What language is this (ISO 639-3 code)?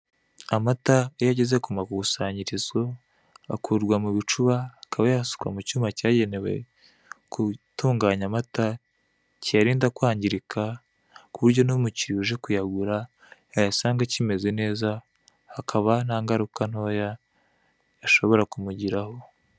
kin